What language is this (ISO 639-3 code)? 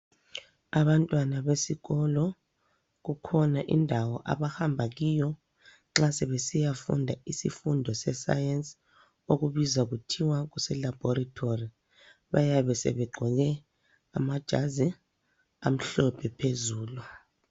nde